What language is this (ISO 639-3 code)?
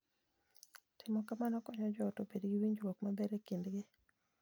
luo